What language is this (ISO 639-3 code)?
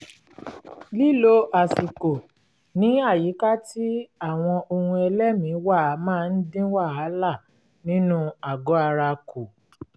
yor